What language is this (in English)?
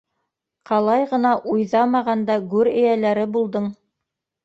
Bashkir